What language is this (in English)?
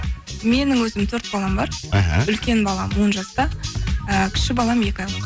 Kazakh